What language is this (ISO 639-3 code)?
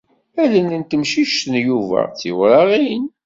kab